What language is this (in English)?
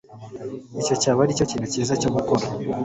Kinyarwanda